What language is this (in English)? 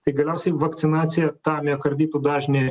Lithuanian